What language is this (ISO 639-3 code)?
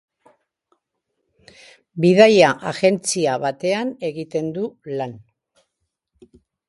eus